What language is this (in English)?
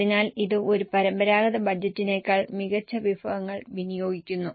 Malayalam